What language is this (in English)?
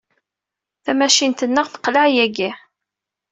Kabyle